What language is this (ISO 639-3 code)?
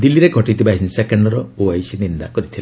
ori